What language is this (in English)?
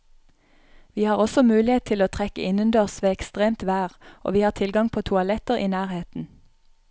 Norwegian